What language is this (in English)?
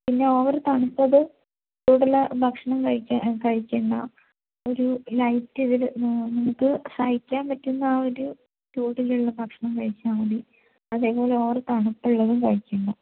Malayalam